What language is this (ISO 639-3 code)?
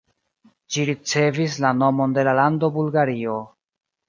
epo